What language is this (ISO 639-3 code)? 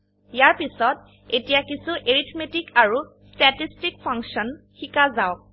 asm